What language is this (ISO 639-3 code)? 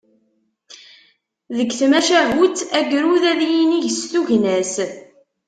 kab